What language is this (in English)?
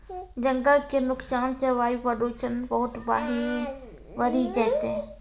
Maithili